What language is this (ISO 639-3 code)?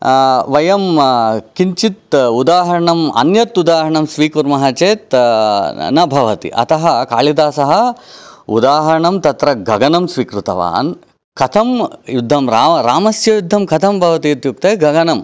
san